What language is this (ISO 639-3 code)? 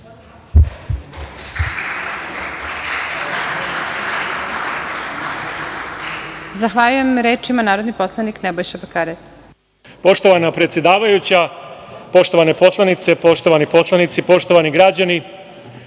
srp